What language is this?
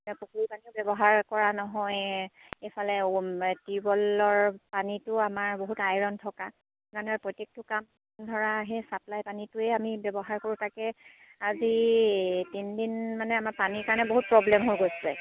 Assamese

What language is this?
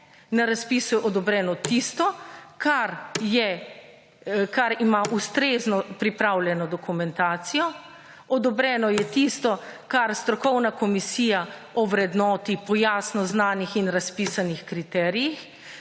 Slovenian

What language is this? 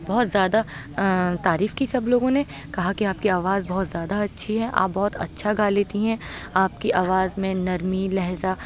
Urdu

